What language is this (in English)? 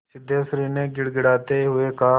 Hindi